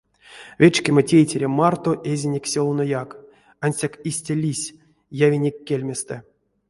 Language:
Erzya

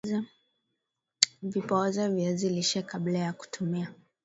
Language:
Swahili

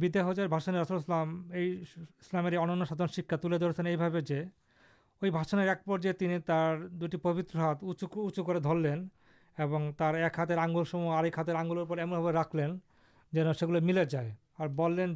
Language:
Urdu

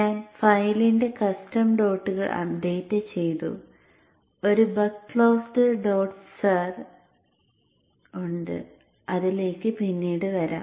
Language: Malayalam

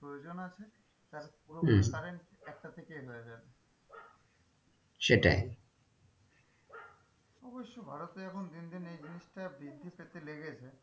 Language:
Bangla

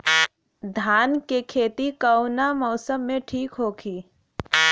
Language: Bhojpuri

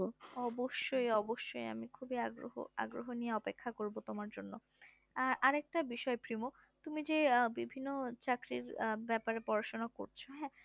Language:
Bangla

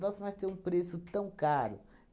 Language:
Portuguese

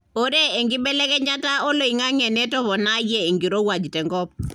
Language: Masai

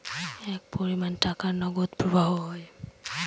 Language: Bangla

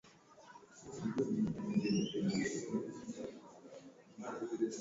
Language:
Swahili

